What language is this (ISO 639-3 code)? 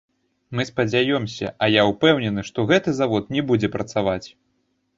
bel